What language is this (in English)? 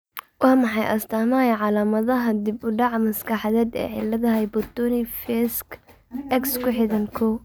Somali